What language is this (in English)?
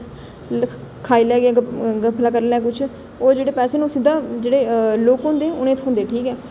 Dogri